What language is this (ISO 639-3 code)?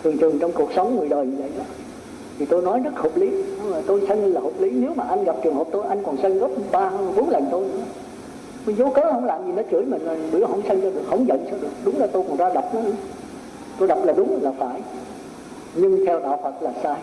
vie